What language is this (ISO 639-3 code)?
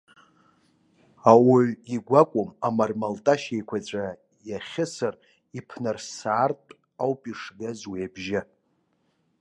abk